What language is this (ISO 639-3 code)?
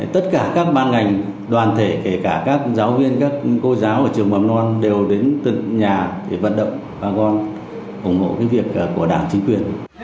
vie